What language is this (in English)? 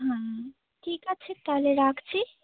Bangla